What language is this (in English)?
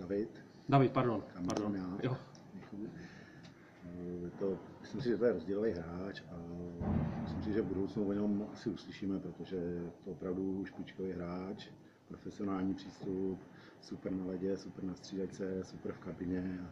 Czech